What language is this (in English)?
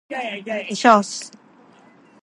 Japanese